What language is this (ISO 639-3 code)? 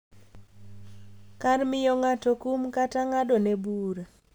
luo